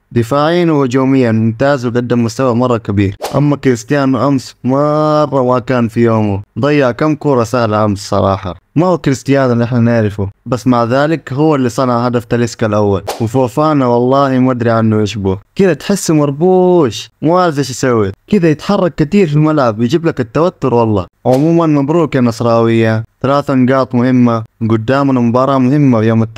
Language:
Arabic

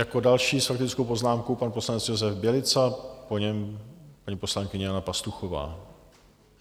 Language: Czech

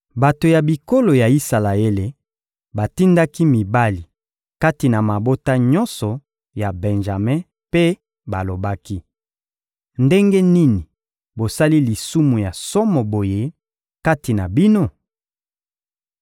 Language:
Lingala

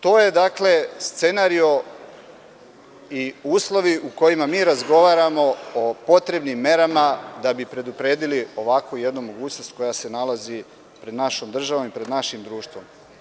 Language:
Serbian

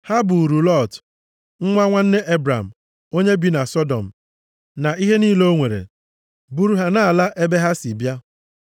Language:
Igbo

